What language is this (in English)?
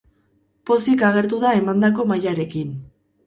Basque